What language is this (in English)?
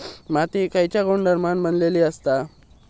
Marathi